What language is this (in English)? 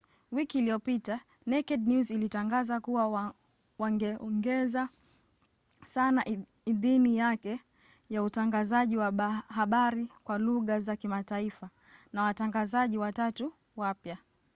Swahili